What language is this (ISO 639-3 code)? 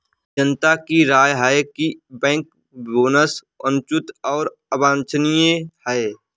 hin